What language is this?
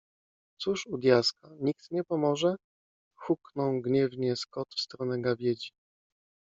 Polish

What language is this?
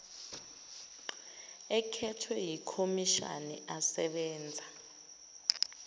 Zulu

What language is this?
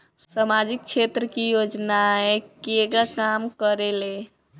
Bhojpuri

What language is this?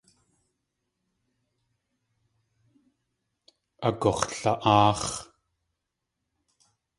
Tlingit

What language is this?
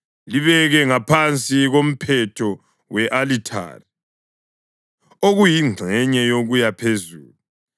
North Ndebele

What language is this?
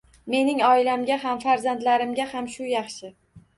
Uzbek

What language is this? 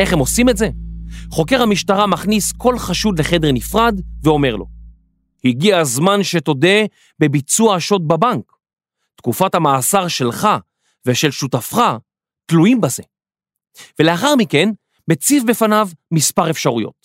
Hebrew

